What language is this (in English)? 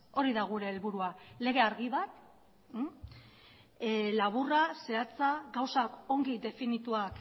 Basque